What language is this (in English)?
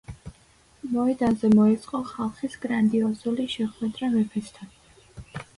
Georgian